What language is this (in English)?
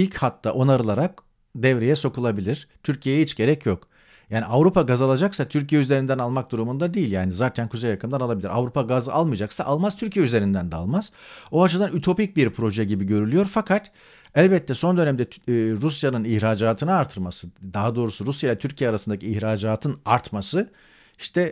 Turkish